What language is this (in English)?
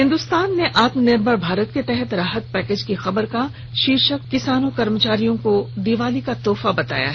Hindi